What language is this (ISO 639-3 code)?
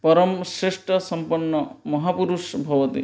san